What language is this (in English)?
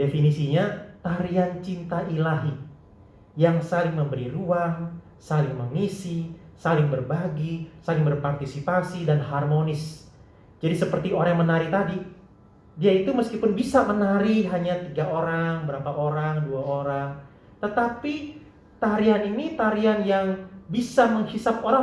Indonesian